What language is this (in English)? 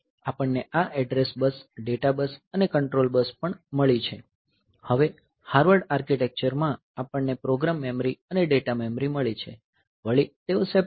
Gujarati